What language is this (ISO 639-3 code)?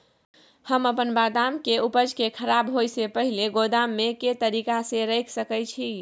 mai